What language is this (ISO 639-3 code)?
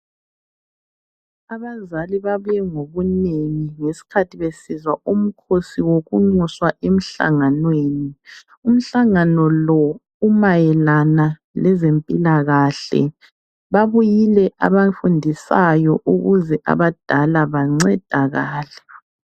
nde